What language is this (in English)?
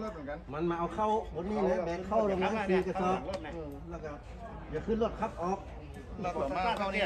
Thai